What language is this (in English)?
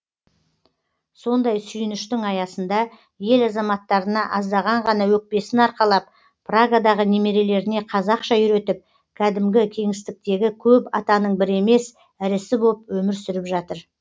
Kazakh